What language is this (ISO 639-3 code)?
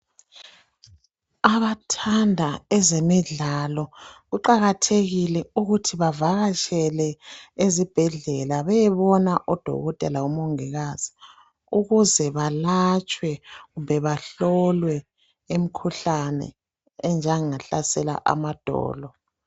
nde